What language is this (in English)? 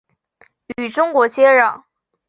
Chinese